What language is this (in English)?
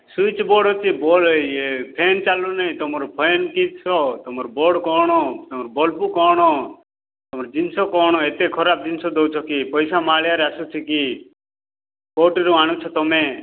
Odia